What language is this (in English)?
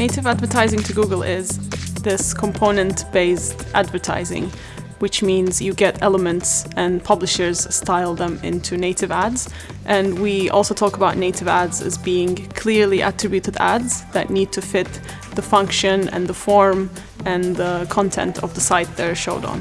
English